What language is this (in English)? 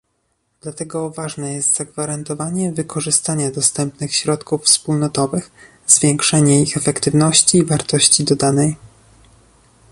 Polish